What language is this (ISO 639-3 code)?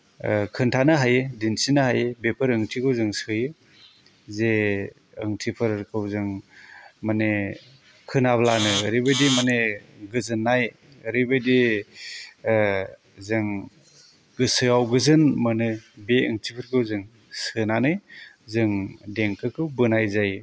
brx